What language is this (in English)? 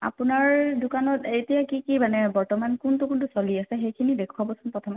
Assamese